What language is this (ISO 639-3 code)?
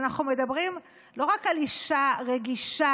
heb